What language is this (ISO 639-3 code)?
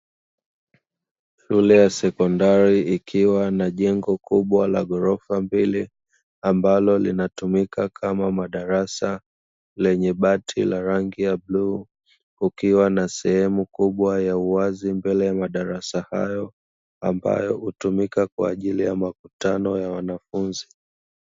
swa